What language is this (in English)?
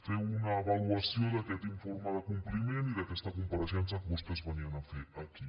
Catalan